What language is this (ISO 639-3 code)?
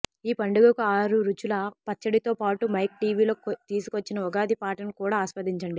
tel